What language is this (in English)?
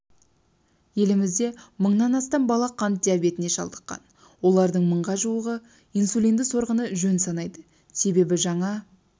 Kazakh